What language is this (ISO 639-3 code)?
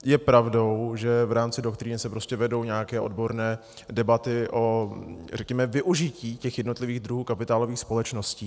ces